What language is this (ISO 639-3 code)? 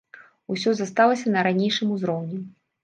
bel